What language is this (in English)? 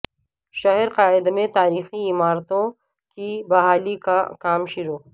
Urdu